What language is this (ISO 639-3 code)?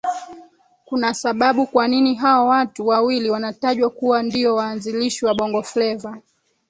swa